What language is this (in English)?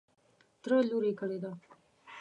Pashto